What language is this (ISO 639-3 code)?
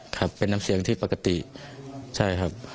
tha